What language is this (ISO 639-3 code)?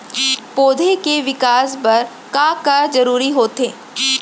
hne